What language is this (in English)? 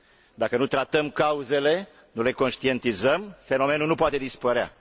Romanian